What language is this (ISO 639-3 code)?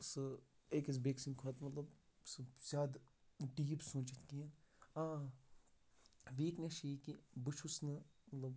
kas